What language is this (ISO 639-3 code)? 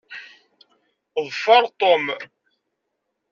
kab